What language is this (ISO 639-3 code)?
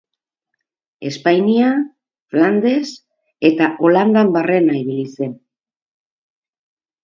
eus